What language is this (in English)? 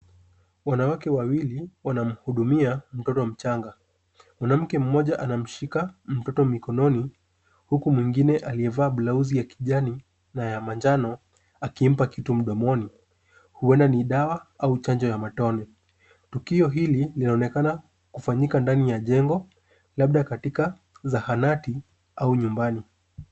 Swahili